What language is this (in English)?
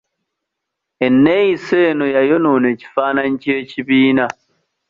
Ganda